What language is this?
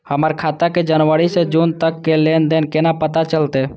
Maithili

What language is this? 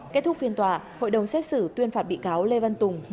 Vietnamese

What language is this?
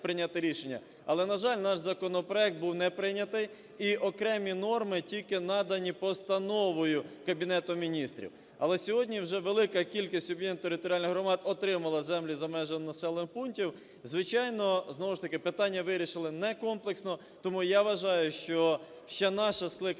Ukrainian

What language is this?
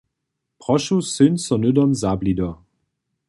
Upper Sorbian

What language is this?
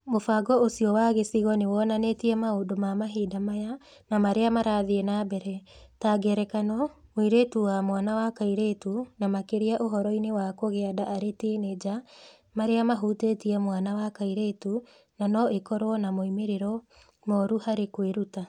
Kikuyu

